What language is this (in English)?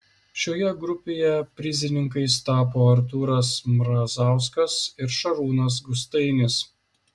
Lithuanian